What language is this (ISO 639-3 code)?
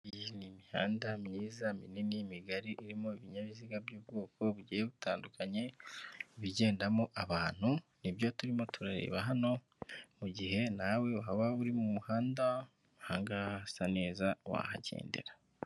kin